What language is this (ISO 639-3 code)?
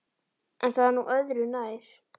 isl